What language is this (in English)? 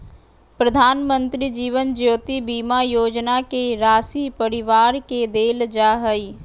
Magahi